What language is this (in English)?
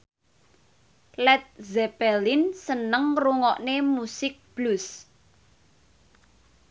Javanese